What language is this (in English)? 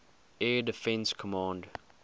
English